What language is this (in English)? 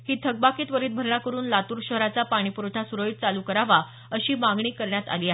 Marathi